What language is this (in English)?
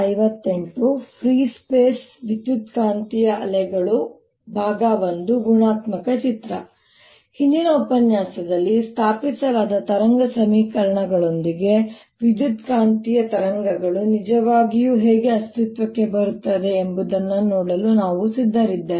Kannada